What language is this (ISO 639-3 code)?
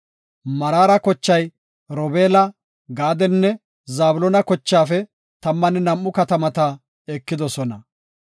gof